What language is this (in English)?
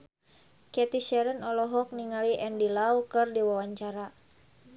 Sundanese